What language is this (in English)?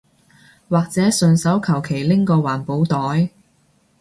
Cantonese